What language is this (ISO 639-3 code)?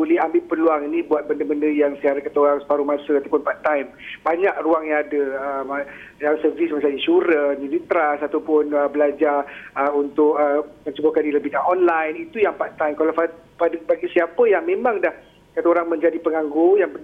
msa